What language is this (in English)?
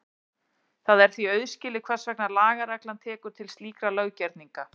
Icelandic